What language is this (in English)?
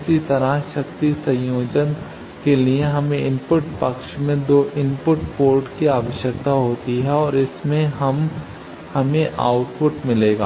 Hindi